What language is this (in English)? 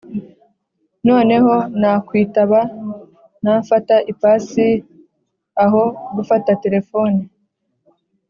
Kinyarwanda